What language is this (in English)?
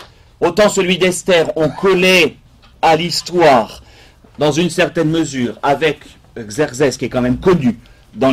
French